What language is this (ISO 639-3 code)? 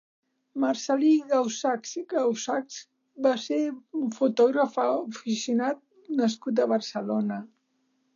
cat